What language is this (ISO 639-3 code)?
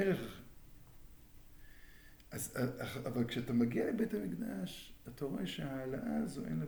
heb